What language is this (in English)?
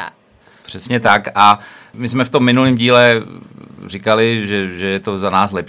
Czech